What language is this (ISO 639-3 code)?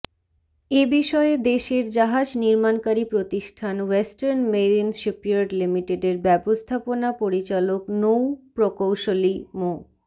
ben